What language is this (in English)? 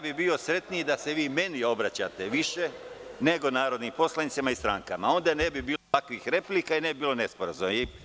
Serbian